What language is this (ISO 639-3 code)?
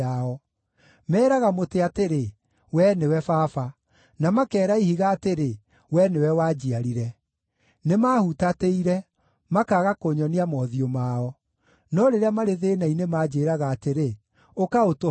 kik